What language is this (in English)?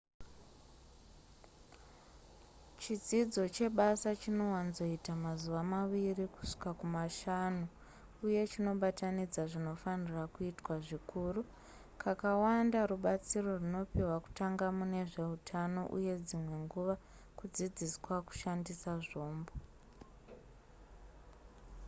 Shona